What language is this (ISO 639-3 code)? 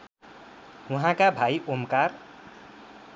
nep